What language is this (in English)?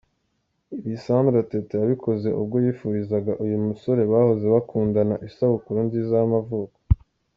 Kinyarwanda